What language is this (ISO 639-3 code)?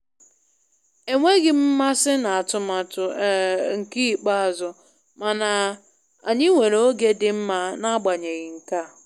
ibo